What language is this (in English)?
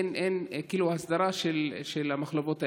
Hebrew